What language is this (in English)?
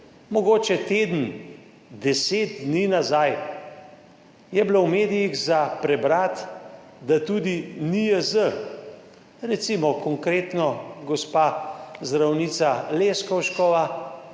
Slovenian